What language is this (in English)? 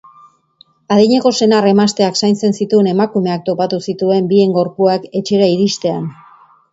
Basque